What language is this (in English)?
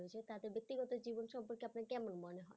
Bangla